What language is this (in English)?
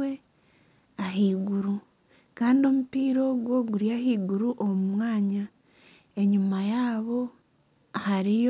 Nyankole